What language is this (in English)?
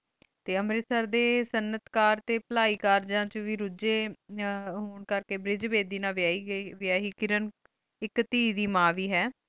Punjabi